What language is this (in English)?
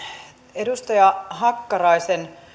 Finnish